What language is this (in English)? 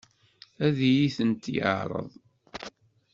Kabyle